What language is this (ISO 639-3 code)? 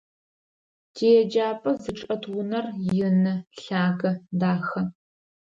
ady